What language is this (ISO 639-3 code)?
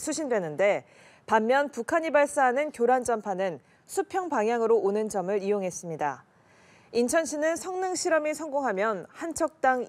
kor